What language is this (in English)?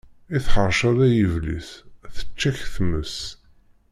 Kabyle